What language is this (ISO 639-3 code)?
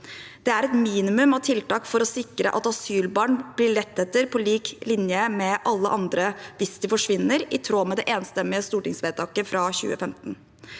nor